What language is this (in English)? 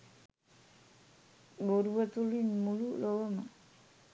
Sinhala